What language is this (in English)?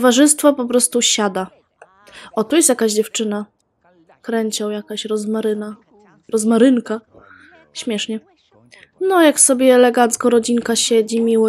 Polish